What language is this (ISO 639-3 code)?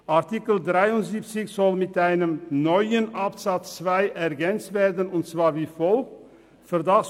gsw